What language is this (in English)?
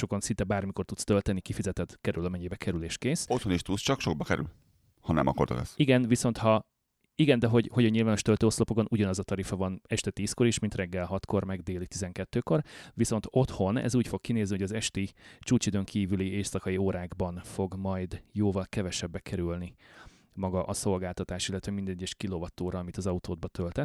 Hungarian